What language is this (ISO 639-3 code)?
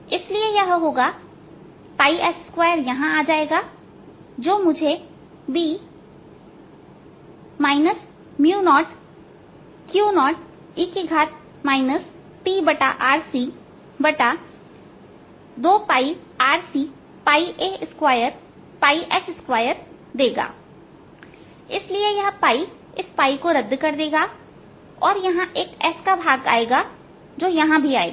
hin